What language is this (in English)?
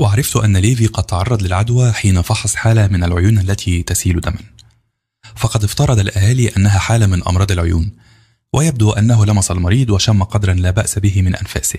Arabic